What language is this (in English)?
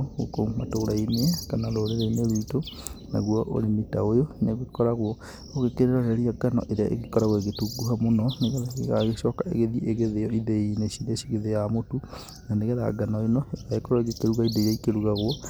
Kikuyu